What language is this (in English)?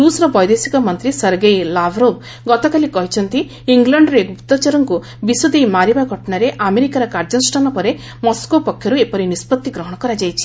Odia